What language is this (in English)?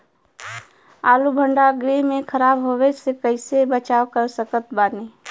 Bhojpuri